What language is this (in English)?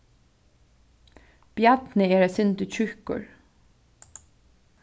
Faroese